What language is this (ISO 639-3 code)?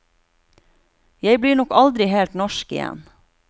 nor